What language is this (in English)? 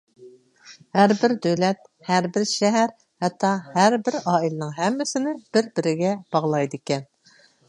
Uyghur